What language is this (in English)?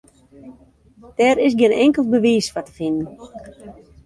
Western Frisian